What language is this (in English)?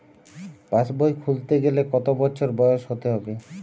Bangla